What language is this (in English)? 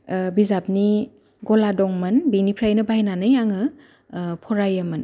Bodo